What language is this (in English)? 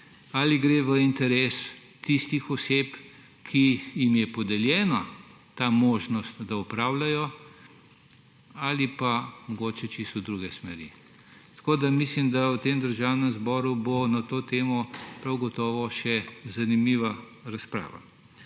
Slovenian